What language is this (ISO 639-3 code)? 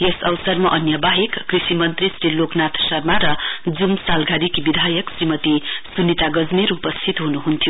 nep